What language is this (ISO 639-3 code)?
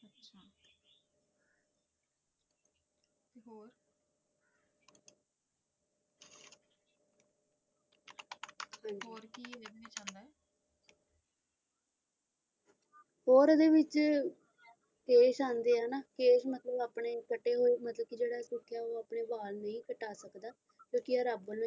pan